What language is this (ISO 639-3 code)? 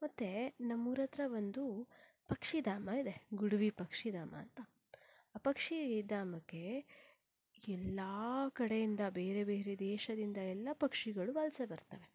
kan